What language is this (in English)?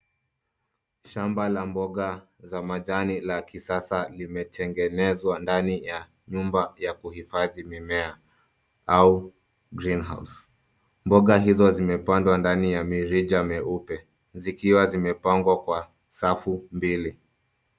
Swahili